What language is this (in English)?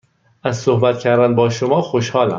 Persian